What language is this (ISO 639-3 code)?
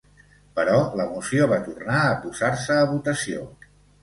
cat